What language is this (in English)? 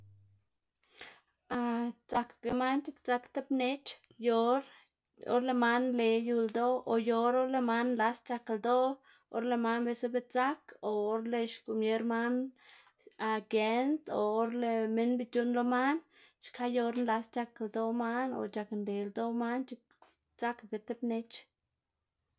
Xanaguía Zapotec